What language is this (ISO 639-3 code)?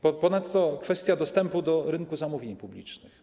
pol